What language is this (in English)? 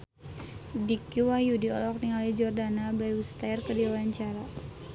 Sundanese